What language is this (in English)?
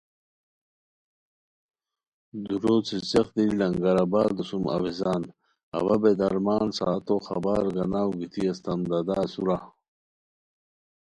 Khowar